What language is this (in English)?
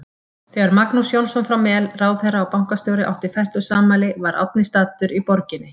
Icelandic